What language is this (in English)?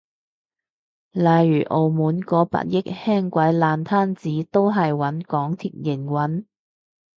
Cantonese